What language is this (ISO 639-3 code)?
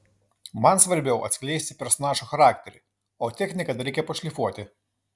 lit